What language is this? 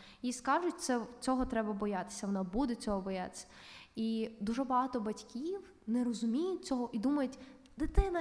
Ukrainian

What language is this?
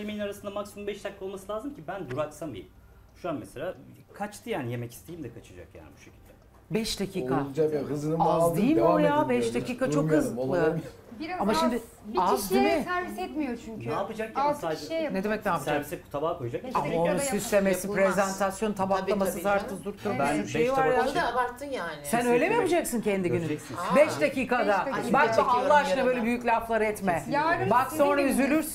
Turkish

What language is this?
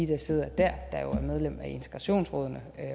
Danish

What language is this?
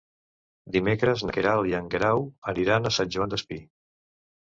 Catalan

